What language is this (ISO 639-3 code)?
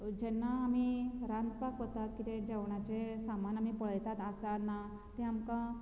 kok